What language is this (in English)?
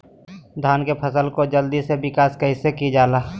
Magahi